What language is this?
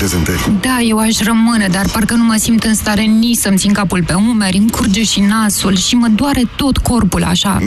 Romanian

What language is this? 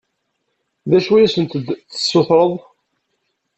Kabyle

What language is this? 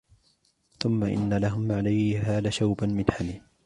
Arabic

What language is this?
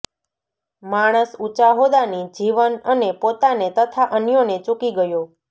Gujarati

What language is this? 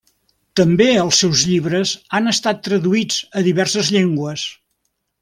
Catalan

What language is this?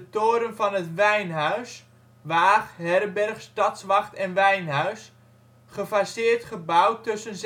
Dutch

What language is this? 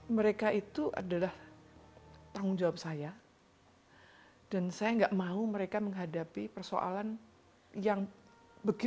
Indonesian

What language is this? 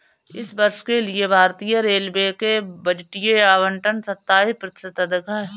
Hindi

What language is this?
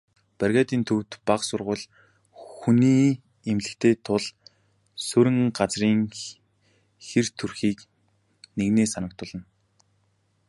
Mongolian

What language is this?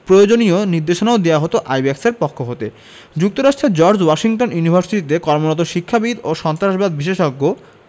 Bangla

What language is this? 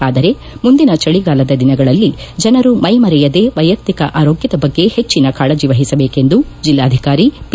Kannada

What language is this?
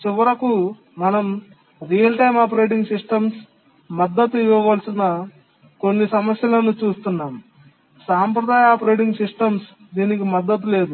Telugu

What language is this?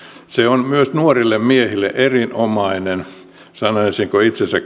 Finnish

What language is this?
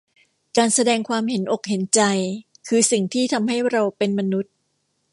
Thai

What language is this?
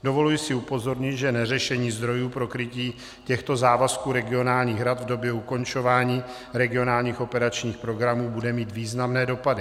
Czech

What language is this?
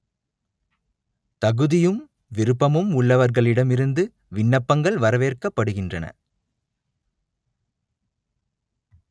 Tamil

